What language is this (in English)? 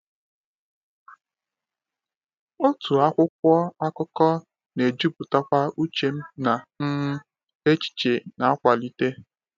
Igbo